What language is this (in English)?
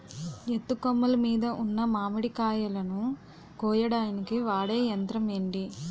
Telugu